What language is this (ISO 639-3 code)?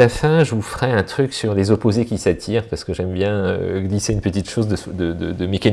fra